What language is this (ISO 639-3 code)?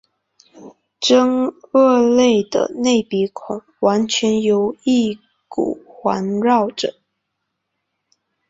zho